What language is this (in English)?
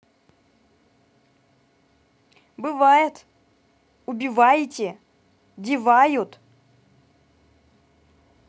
Russian